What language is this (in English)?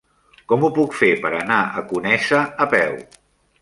Catalan